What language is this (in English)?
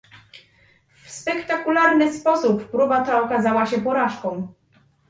Polish